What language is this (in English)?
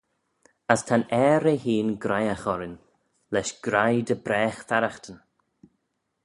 Manx